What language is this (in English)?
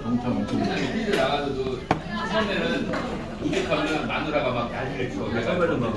Korean